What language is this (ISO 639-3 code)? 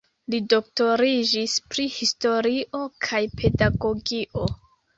epo